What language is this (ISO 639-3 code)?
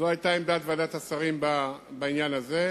heb